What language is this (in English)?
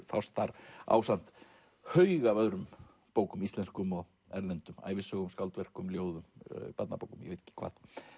Icelandic